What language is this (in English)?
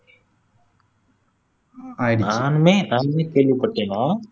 Tamil